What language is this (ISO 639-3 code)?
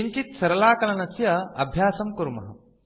san